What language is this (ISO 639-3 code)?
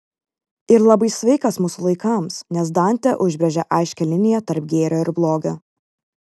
lit